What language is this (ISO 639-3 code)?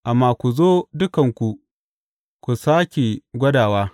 hau